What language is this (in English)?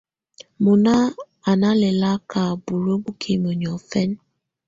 Tunen